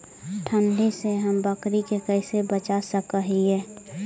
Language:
Magahi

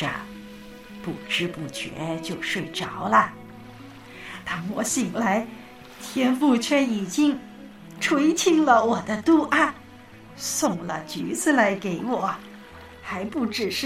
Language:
Chinese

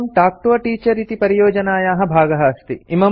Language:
Sanskrit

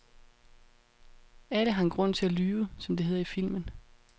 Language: Danish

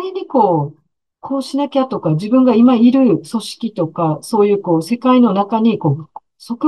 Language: Japanese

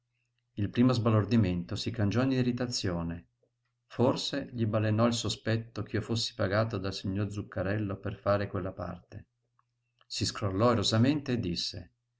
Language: Italian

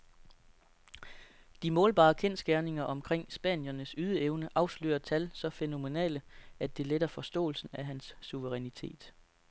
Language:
Danish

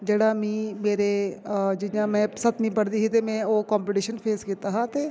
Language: Dogri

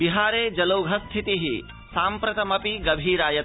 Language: Sanskrit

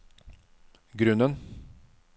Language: Norwegian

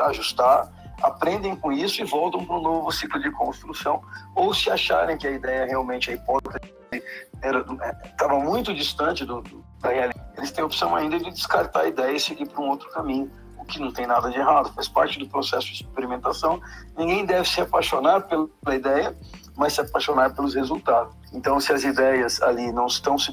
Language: Portuguese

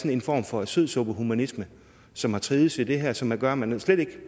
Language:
Danish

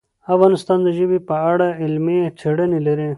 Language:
Pashto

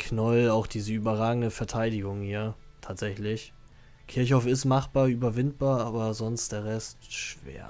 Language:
German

